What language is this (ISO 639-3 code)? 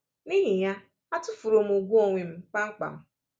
ibo